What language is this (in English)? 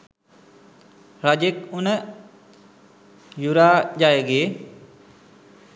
Sinhala